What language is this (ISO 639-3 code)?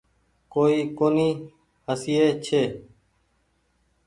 gig